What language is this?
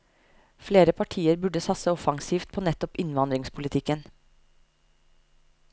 Norwegian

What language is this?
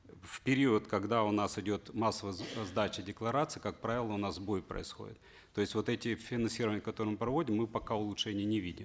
Kazakh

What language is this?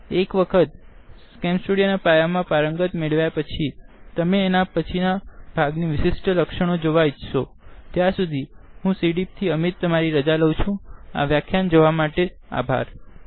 Gujarati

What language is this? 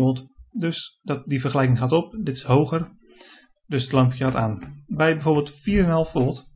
Dutch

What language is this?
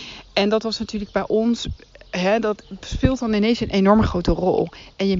Dutch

